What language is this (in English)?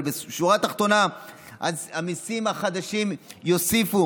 Hebrew